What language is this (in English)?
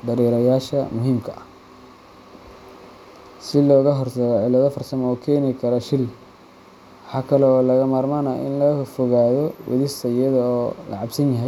Somali